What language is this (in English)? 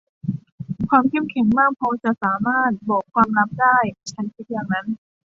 Thai